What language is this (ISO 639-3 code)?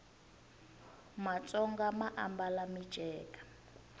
tso